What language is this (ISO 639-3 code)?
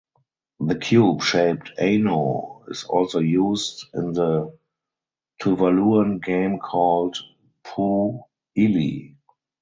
eng